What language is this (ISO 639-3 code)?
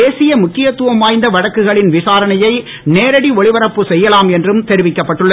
tam